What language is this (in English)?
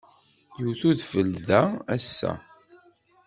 Kabyle